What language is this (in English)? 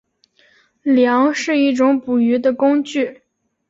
Chinese